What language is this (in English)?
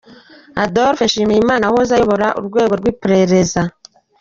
Kinyarwanda